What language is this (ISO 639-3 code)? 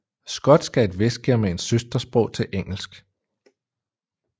dan